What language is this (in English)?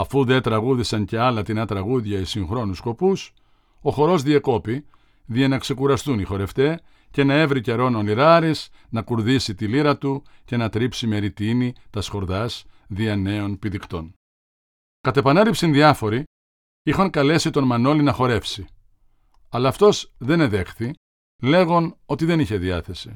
Greek